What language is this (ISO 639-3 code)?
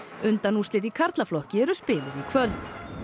isl